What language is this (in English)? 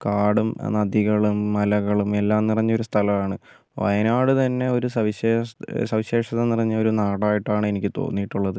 Malayalam